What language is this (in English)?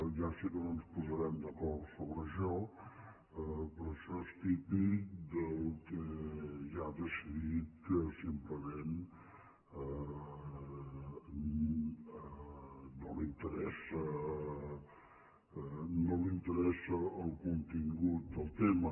Catalan